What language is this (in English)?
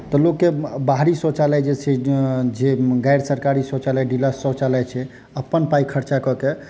Maithili